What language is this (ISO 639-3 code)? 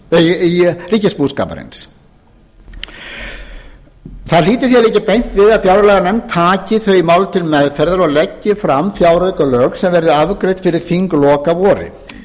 isl